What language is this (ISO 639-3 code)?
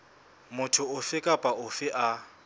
sot